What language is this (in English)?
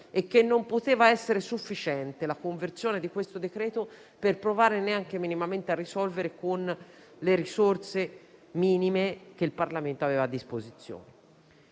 Italian